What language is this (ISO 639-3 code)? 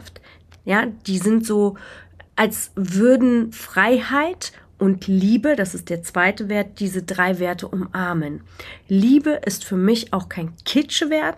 deu